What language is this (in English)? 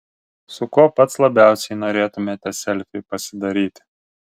Lithuanian